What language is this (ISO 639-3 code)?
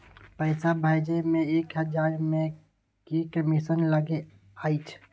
mai